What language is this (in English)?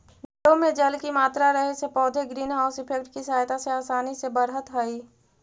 Magahi